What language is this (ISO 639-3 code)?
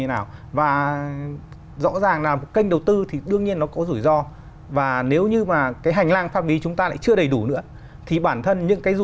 vie